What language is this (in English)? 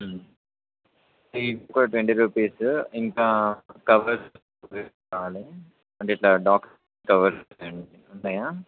Telugu